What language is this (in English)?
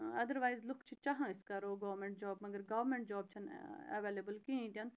Kashmiri